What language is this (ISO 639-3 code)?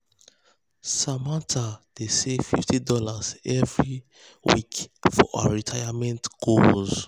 pcm